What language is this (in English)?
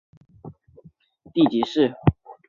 Chinese